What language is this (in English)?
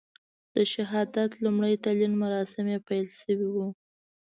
Pashto